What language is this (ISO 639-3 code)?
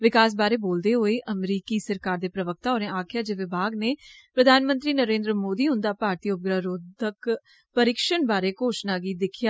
doi